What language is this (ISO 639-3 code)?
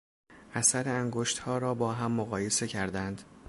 fas